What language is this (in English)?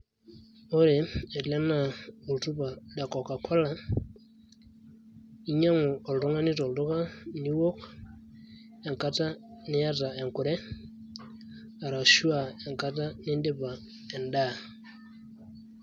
Masai